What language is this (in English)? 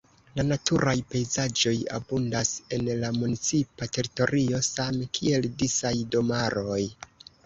Esperanto